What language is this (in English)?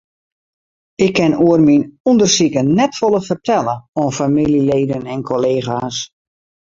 Western Frisian